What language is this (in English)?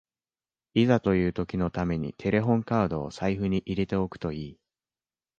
Japanese